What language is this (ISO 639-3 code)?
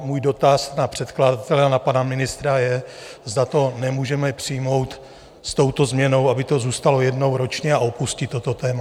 ces